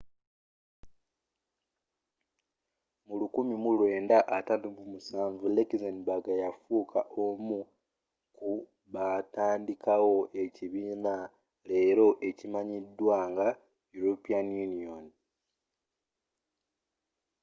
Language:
Ganda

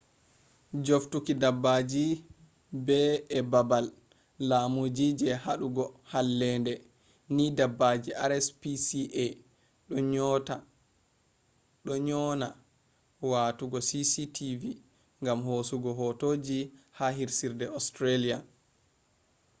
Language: Fula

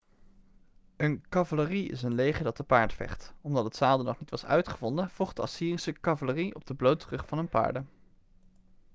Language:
Dutch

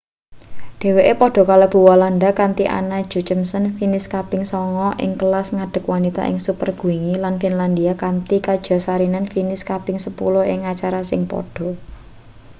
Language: Javanese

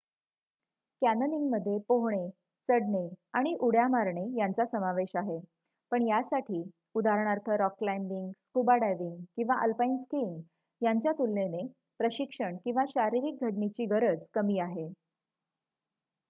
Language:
Marathi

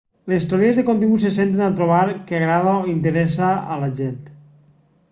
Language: Catalan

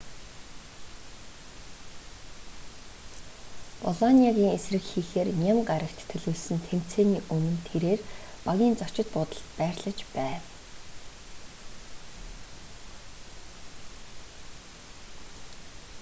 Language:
Mongolian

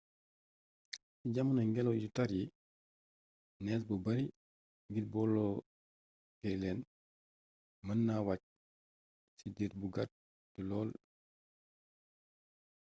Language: Wolof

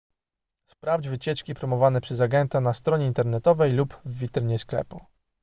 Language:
Polish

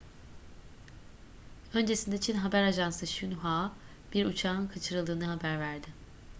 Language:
Turkish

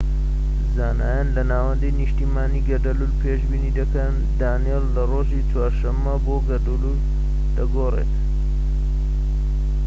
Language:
Central Kurdish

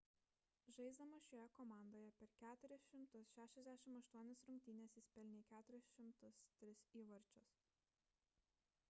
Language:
Lithuanian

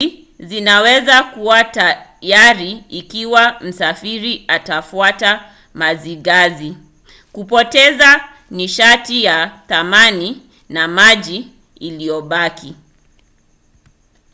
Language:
Swahili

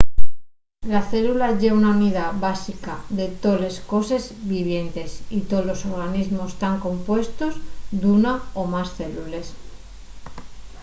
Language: Asturian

